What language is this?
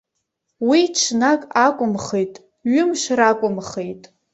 Abkhazian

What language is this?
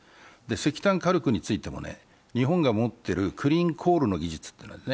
Japanese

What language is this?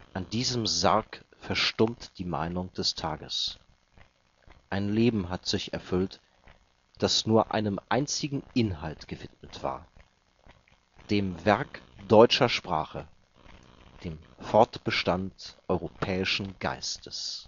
German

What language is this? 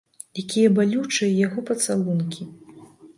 Belarusian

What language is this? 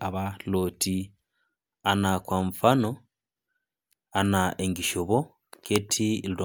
Masai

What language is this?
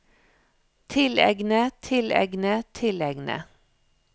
Norwegian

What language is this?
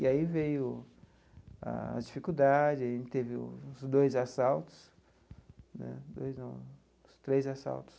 Portuguese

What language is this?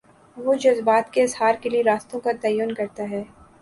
Urdu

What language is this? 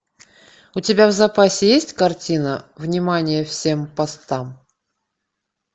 Russian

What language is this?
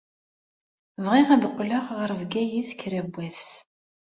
Kabyle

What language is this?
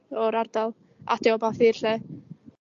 Welsh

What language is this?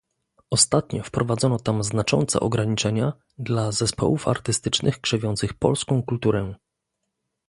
Polish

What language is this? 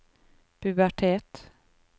Norwegian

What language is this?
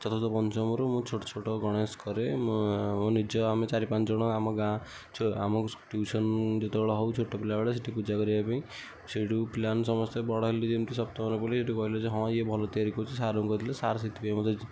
Odia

